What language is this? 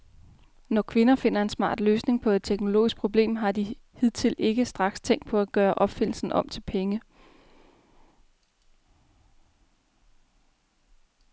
Danish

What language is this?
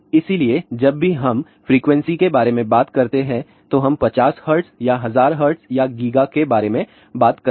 Hindi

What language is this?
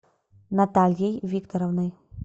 Russian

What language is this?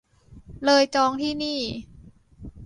Thai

